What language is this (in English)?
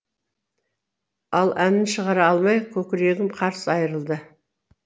Kazakh